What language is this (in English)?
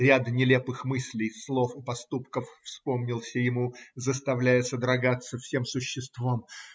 Russian